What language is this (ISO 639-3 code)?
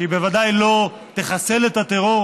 heb